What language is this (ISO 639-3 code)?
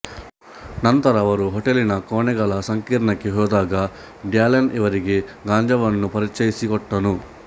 kan